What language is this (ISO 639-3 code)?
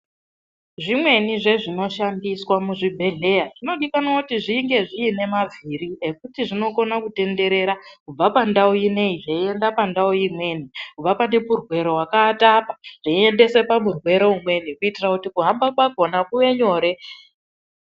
ndc